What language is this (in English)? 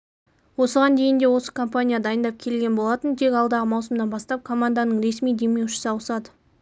Kazakh